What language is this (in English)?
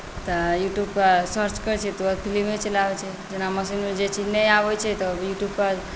Maithili